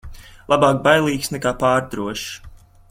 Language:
Latvian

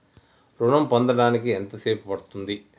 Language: Telugu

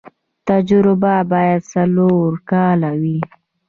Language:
Pashto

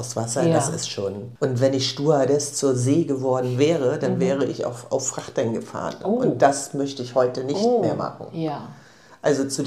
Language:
German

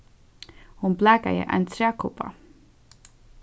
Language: Faroese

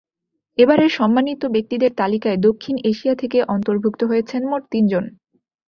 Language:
Bangla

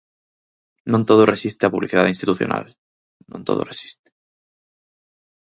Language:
Galician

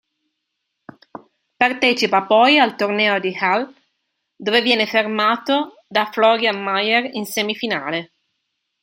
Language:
Italian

